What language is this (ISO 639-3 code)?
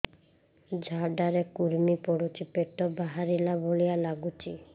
ori